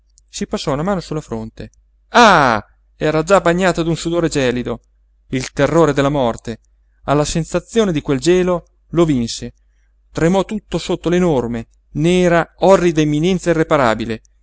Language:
Italian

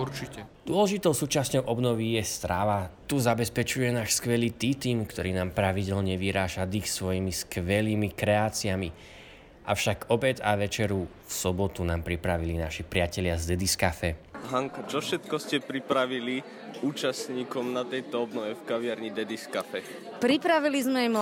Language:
Slovak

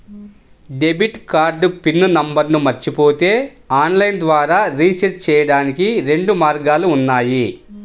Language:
Telugu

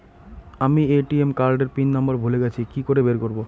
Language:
Bangla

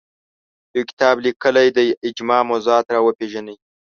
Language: Pashto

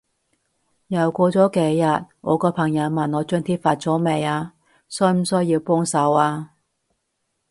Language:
Cantonese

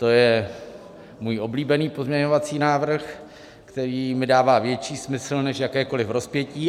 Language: Czech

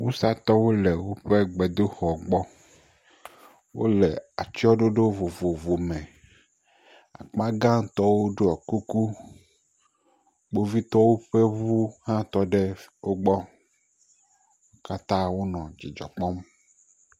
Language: Ewe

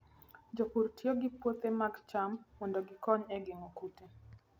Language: Luo (Kenya and Tanzania)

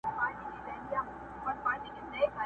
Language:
Pashto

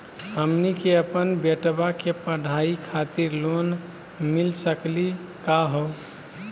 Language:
Magahi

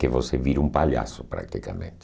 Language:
Portuguese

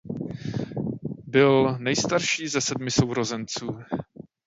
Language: Czech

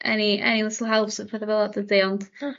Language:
Welsh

